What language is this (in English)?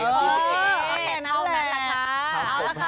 Thai